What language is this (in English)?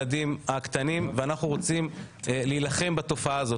Hebrew